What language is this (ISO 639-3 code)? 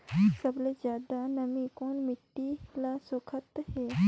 hne